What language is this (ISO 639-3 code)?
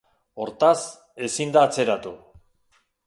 eus